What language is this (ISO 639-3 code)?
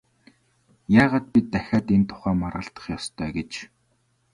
mon